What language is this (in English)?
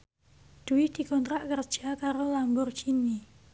Javanese